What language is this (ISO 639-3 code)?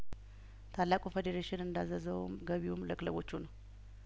amh